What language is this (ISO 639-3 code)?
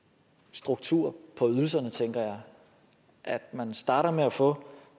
dan